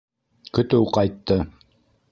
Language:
Bashkir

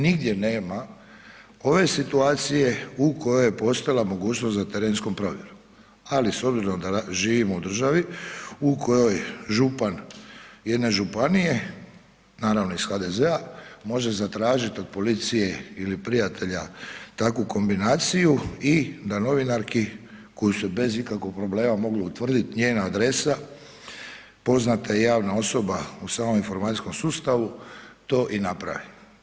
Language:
Croatian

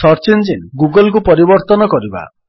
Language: Odia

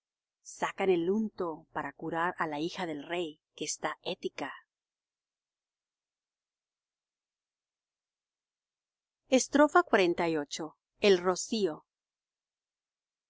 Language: Spanish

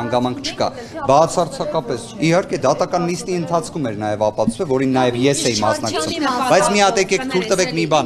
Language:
Romanian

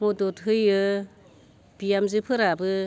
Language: Bodo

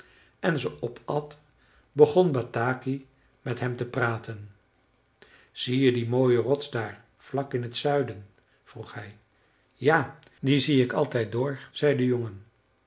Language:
Dutch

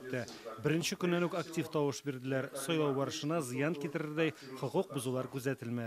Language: Russian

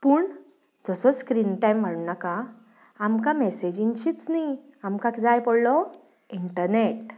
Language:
Konkani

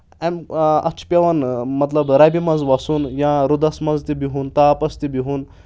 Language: Kashmiri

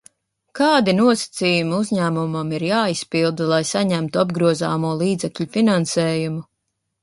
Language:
Latvian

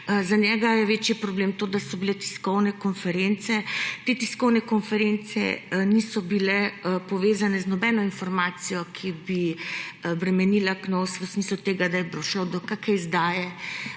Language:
Slovenian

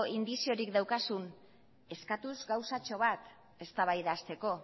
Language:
Basque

